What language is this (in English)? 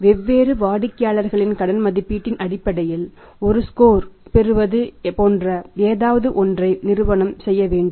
Tamil